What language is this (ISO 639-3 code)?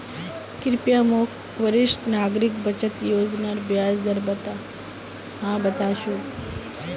mag